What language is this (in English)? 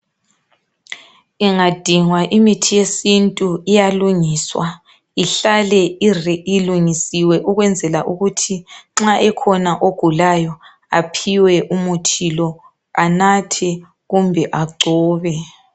North Ndebele